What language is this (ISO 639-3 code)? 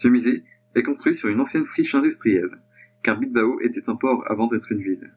fra